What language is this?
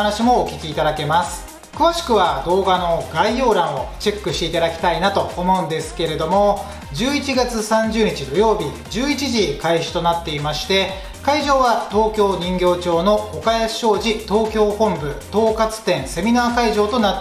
Japanese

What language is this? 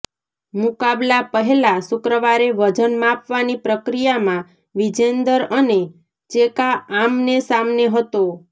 Gujarati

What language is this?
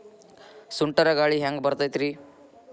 Kannada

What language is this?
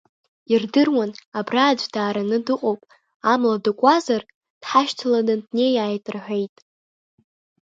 Abkhazian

